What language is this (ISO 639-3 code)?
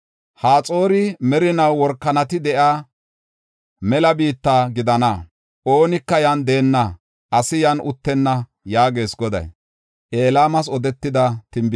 gof